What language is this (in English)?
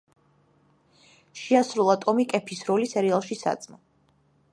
Georgian